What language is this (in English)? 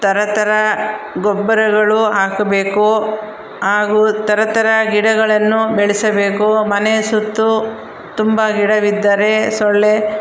Kannada